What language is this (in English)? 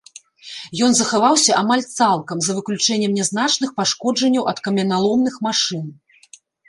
Belarusian